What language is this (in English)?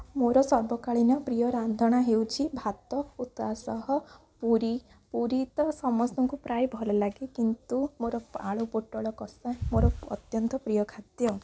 Odia